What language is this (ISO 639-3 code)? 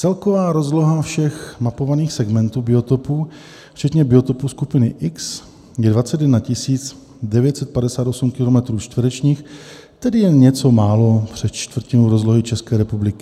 ces